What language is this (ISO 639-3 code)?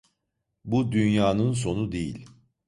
tur